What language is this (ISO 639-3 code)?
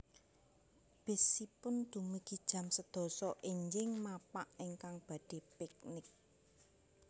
jav